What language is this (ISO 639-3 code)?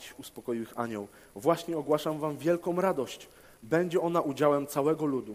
pol